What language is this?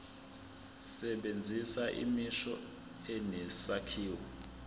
Zulu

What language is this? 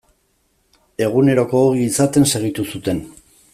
Basque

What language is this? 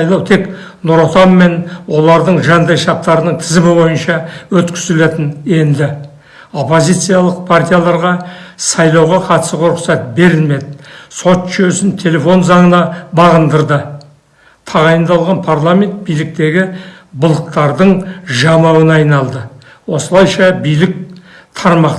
Kazakh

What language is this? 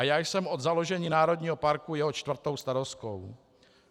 Czech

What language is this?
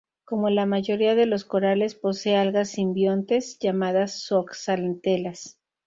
Spanish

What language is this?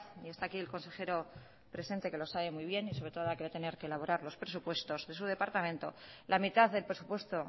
Spanish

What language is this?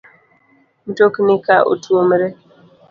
Luo (Kenya and Tanzania)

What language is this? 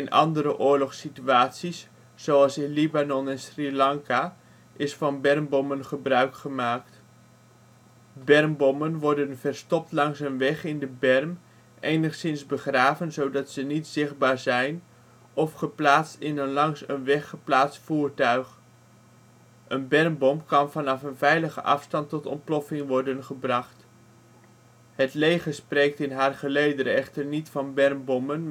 Dutch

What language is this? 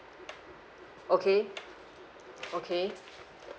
English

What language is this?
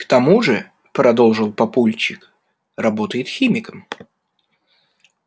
Russian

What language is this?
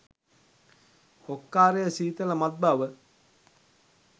Sinhala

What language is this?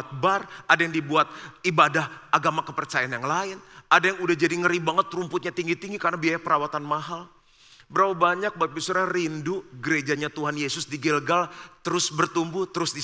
Indonesian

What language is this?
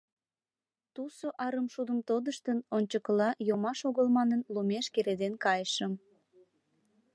Mari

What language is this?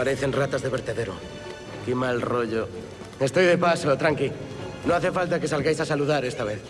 Spanish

